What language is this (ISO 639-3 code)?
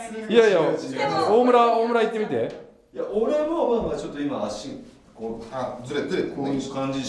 jpn